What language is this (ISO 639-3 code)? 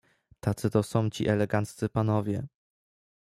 pol